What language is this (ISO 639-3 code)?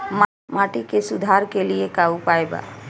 bho